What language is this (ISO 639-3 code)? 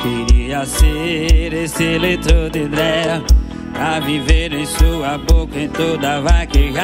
ara